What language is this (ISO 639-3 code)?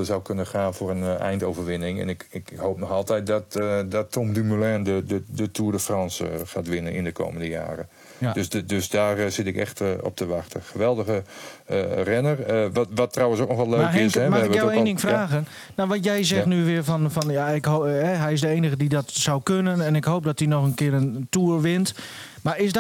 nld